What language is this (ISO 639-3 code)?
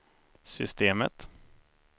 swe